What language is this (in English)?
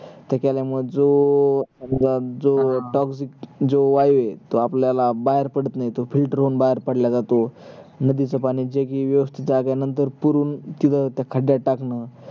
Marathi